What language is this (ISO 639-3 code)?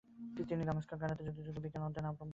ben